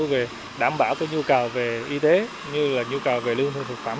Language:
Vietnamese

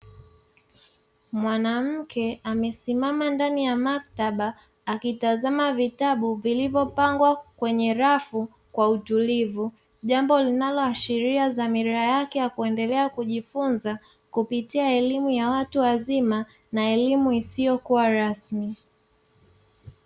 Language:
Swahili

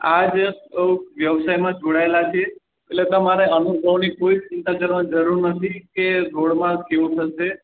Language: Gujarati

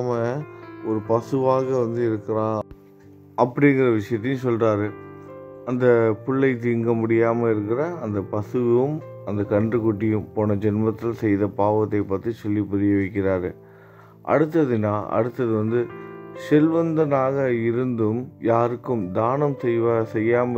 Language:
Tamil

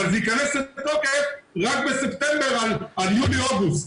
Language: Hebrew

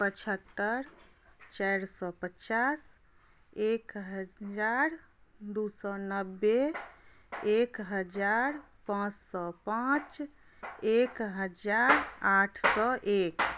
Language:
Maithili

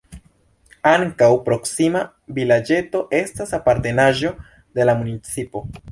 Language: Esperanto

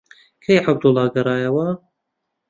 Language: Central Kurdish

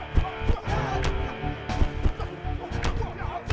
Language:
Indonesian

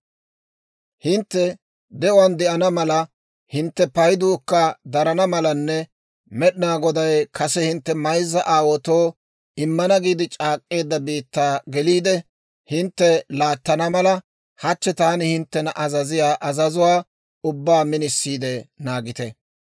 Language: Dawro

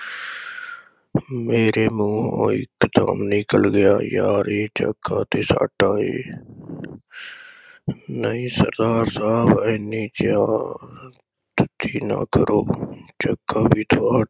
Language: Punjabi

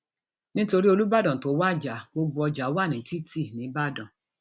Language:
Yoruba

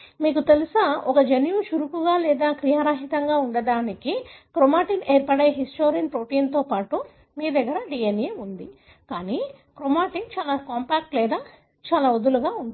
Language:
Telugu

